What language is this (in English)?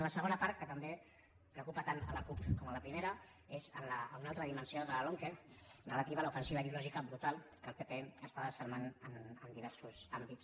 Catalan